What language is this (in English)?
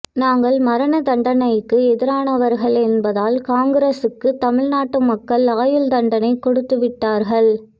Tamil